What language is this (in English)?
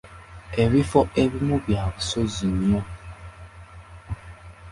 Ganda